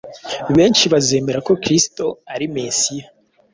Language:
Kinyarwanda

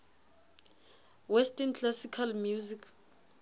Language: Southern Sotho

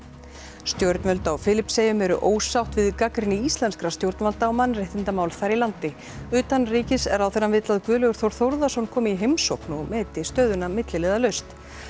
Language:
Icelandic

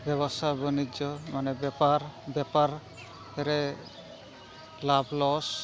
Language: Santali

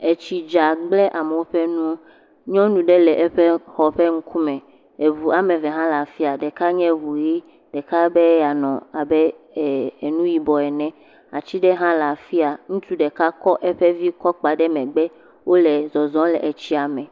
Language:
Ewe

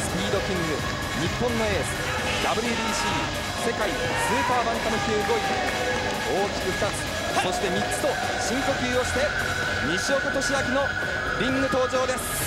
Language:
Japanese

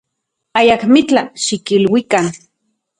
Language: Central Puebla Nahuatl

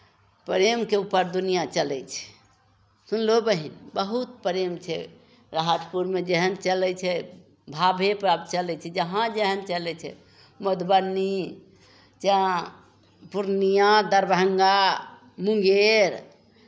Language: Maithili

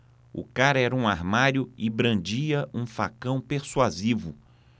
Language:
Portuguese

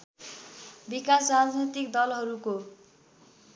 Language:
Nepali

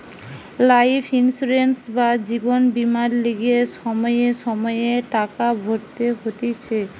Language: Bangla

